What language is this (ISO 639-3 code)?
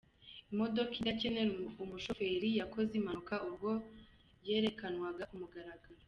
kin